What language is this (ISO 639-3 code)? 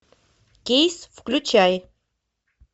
rus